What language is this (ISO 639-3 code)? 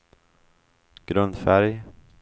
swe